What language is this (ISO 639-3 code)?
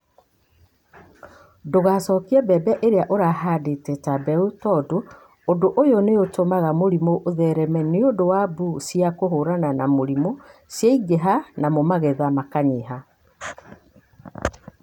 kik